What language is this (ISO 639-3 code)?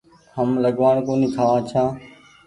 gig